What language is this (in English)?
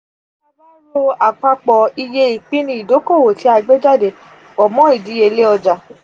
Yoruba